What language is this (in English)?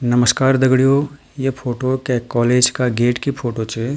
Garhwali